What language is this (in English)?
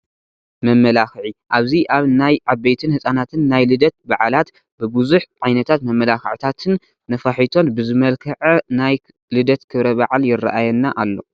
Tigrinya